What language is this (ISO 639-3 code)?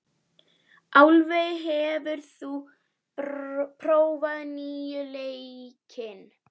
isl